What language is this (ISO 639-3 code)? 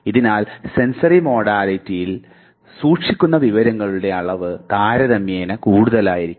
mal